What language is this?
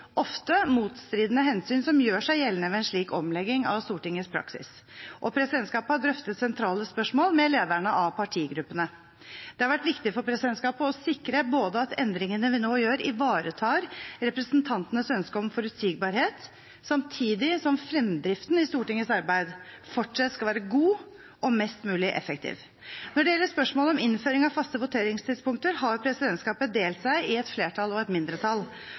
Norwegian Bokmål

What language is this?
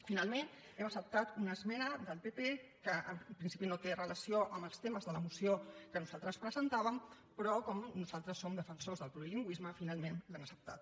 Catalan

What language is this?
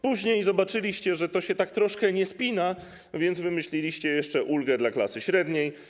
Polish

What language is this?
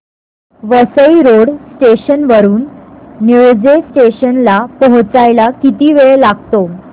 Marathi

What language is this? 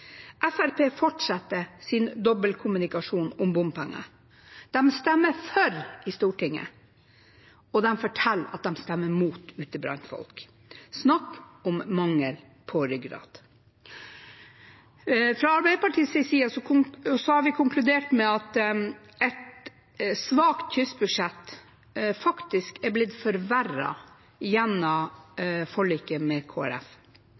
Norwegian Nynorsk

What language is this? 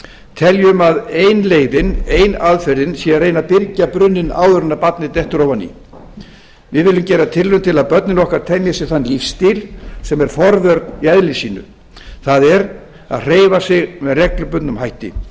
Icelandic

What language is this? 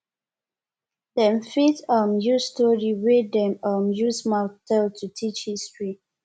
Nigerian Pidgin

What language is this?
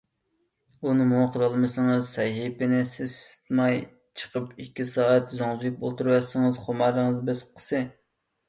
Uyghur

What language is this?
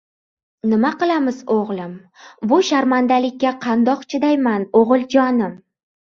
Uzbek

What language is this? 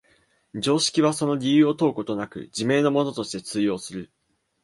Japanese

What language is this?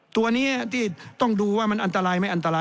Thai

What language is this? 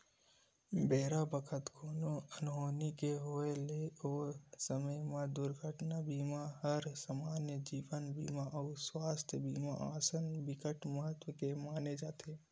Chhattisgarhi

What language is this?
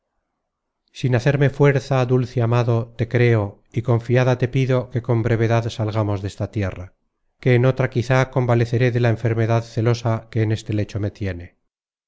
Spanish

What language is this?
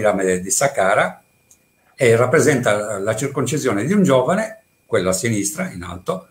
Italian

